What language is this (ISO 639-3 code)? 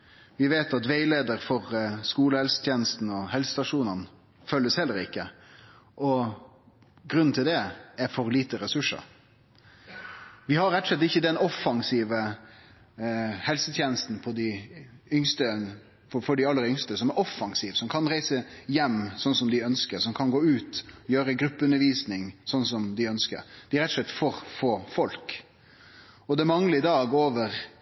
nno